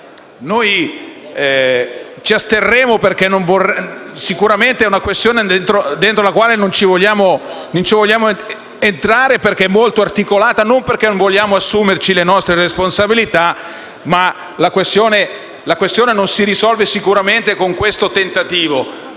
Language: Italian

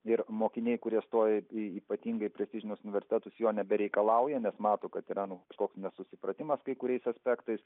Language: Lithuanian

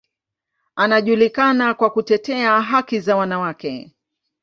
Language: Swahili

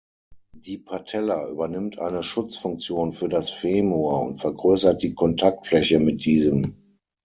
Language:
German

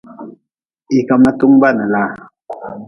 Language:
Nawdm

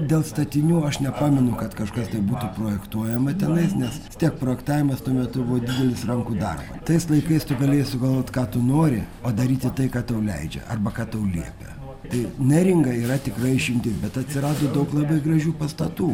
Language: Lithuanian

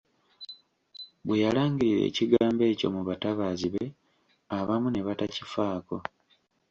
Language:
Ganda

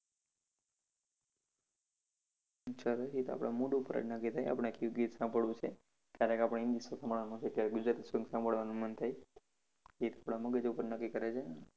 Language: Gujarati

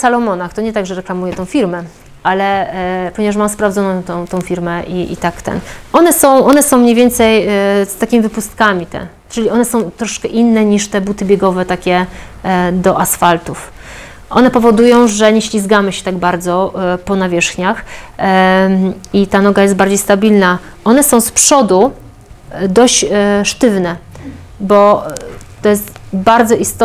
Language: Polish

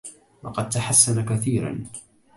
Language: Arabic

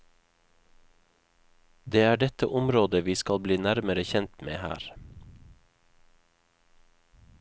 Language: Norwegian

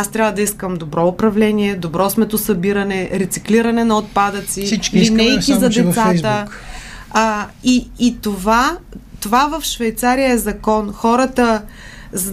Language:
Bulgarian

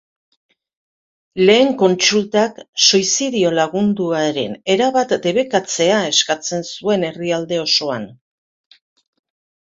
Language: Basque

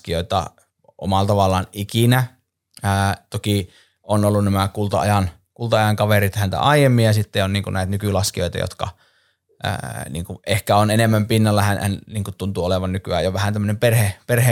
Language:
Finnish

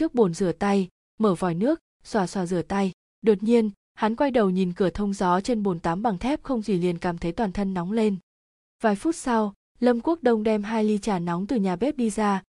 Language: Vietnamese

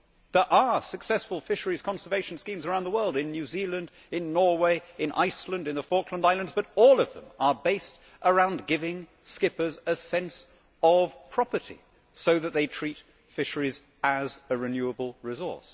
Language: English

